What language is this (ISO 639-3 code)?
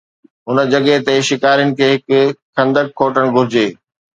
snd